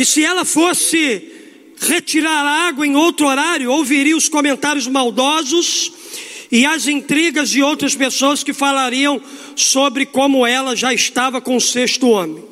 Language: Portuguese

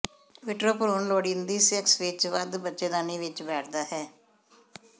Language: Punjabi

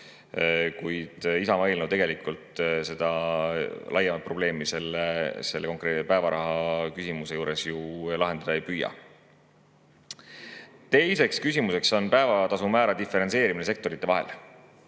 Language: Estonian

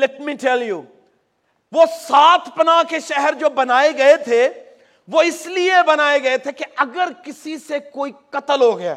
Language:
Urdu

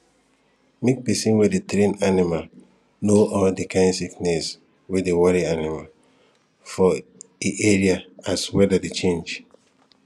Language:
Nigerian Pidgin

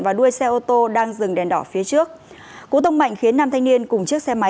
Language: Vietnamese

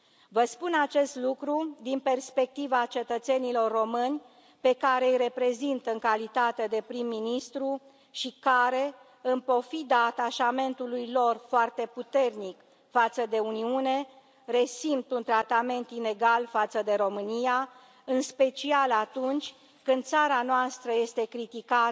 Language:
Romanian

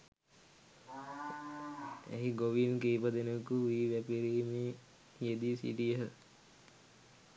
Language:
Sinhala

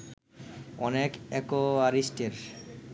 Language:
Bangla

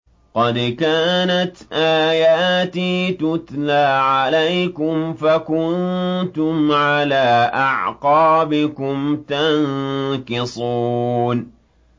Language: Arabic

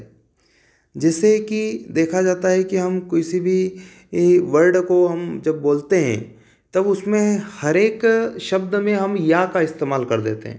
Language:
Hindi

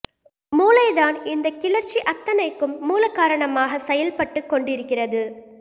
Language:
Tamil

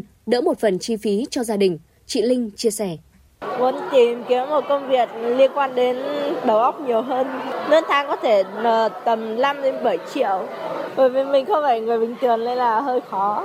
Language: Vietnamese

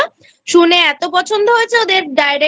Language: Bangla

